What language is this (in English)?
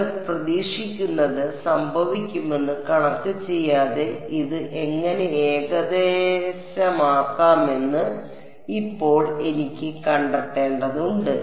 Malayalam